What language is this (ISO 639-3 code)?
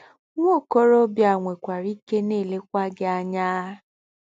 ibo